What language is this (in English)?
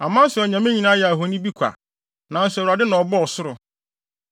Akan